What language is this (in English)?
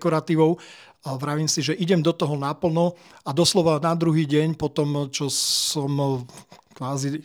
Slovak